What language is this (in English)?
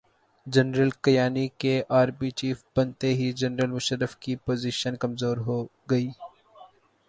Urdu